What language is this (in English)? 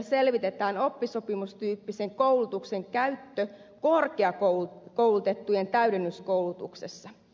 Finnish